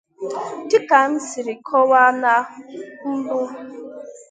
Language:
Igbo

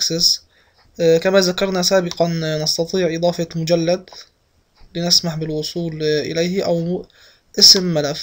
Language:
Arabic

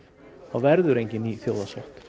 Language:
Icelandic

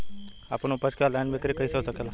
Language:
Bhojpuri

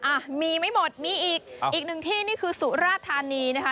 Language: Thai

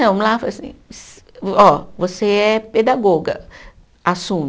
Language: Portuguese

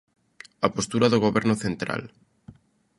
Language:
Galician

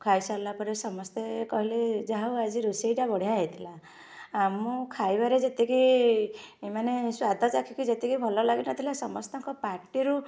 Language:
Odia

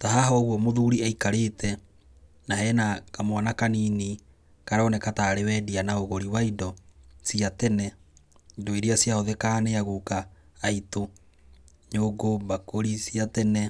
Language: Kikuyu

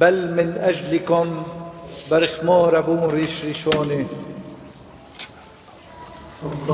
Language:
Arabic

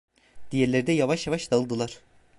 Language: Turkish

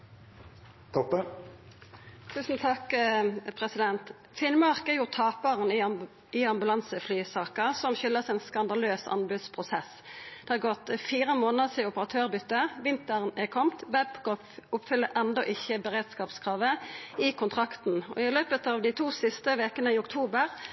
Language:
Norwegian Nynorsk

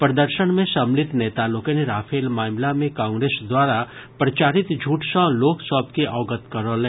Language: Maithili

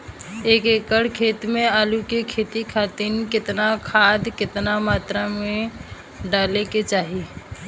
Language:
Bhojpuri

